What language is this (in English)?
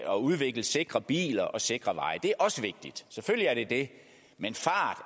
Danish